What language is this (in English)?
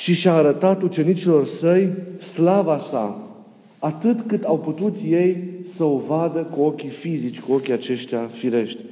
Romanian